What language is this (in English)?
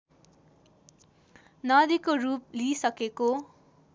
Nepali